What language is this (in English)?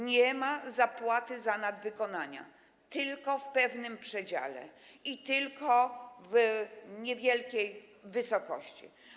Polish